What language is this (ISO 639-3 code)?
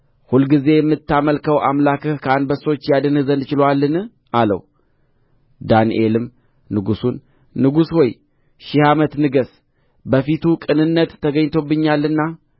amh